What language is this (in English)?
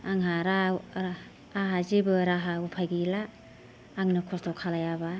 Bodo